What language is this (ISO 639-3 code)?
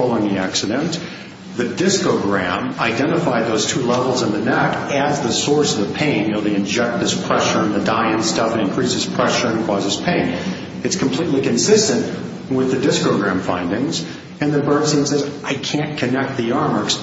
eng